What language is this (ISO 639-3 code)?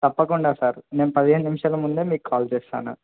tel